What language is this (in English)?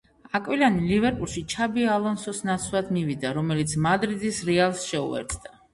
Georgian